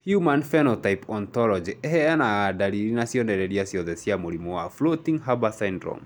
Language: Kikuyu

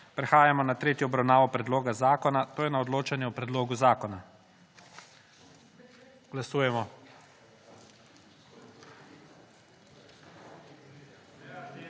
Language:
Slovenian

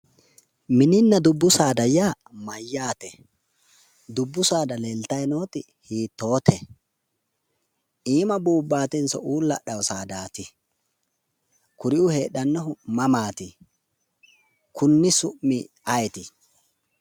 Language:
Sidamo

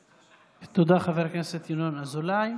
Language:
Hebrew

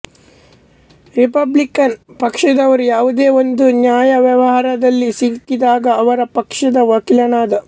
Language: Kannada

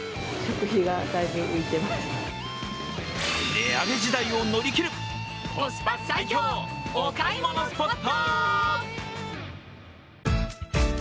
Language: Japanese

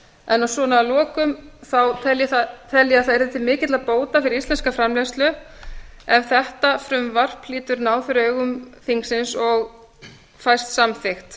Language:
Icelandic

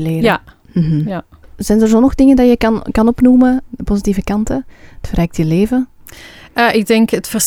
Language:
Dutch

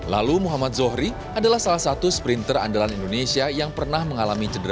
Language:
Indonesian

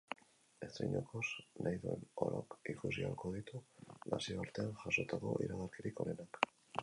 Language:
Basque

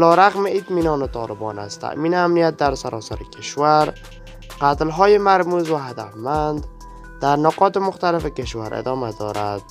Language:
Persian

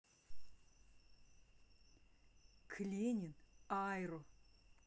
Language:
Russian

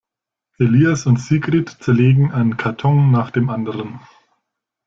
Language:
German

